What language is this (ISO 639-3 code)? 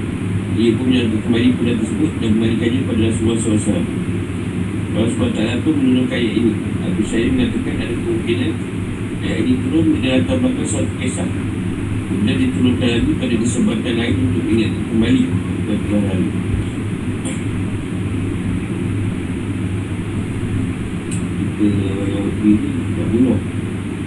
msa